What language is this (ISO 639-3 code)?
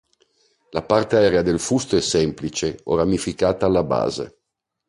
ita